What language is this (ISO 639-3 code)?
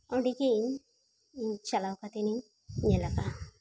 sat